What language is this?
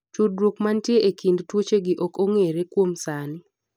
Luo (Kenya and Tanzania)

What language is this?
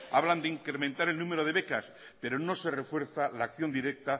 Spanish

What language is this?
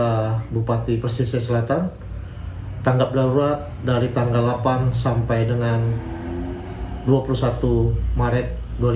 Indonesian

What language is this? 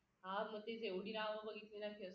Marathi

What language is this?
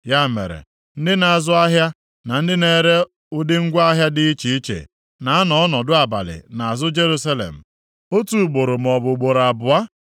Igbo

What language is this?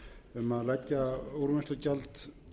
Icelandic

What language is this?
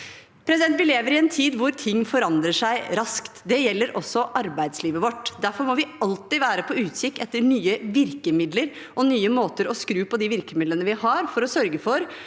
Norwegian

